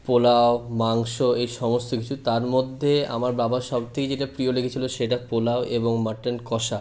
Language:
Bangla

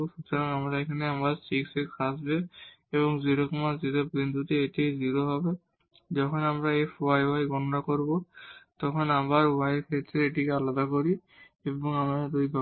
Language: Bangla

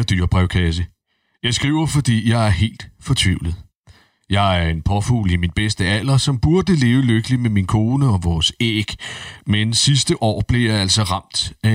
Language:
Danish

